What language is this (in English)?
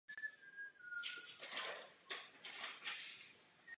Czech